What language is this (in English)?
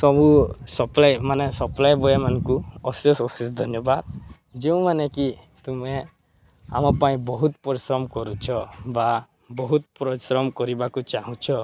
Odia